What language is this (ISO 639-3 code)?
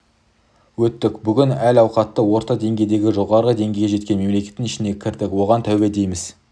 kaz